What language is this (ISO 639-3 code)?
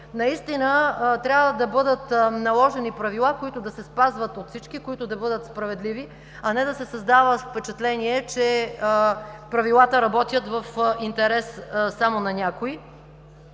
bul